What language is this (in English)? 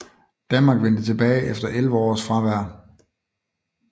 Danish